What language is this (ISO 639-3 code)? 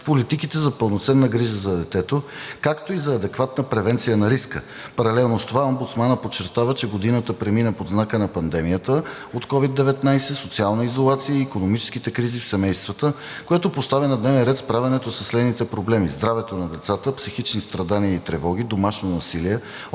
bul